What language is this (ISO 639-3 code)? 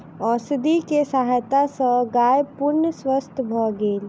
mai